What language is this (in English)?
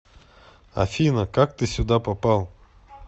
Russian